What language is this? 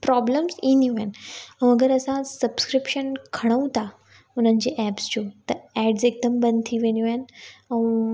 Sindhi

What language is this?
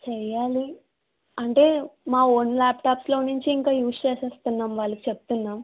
Telugu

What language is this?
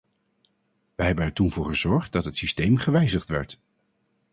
Dutch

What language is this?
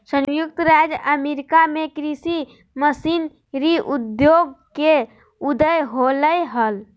Magahi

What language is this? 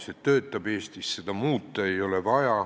Estonian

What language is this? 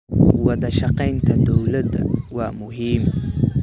Somali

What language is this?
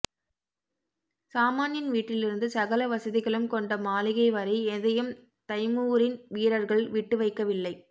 Tamil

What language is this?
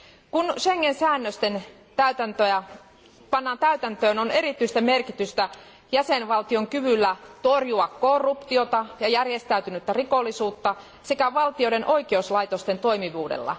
Finnish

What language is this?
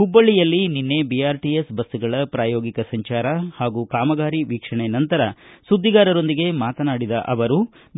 Kannada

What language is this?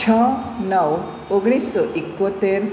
Gujarati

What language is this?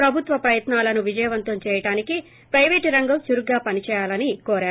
Telugu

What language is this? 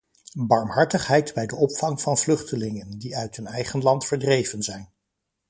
Dutch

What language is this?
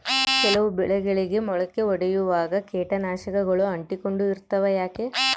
Kannada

